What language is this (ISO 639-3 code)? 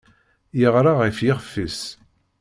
kab